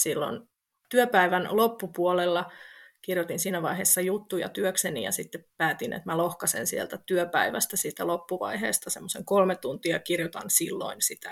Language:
Finnish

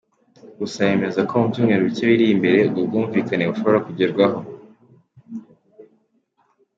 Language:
Kinyarwanda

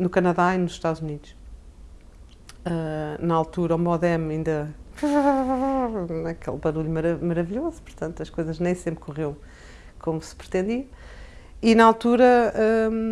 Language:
Portuguese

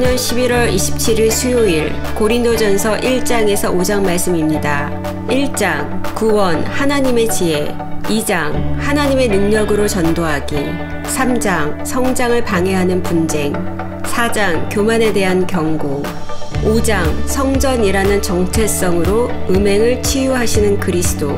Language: Korean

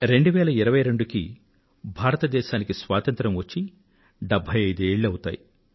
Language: Telugu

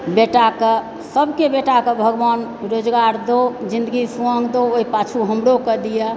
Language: Maithili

